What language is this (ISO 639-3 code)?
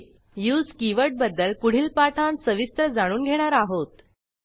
mar